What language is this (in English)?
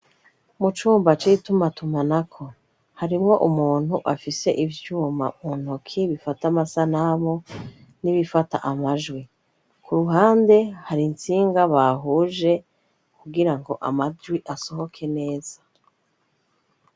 Rundi